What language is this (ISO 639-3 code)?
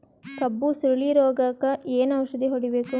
kan